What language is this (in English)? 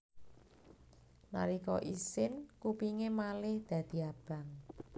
Javanese